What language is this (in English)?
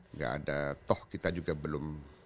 Indonesian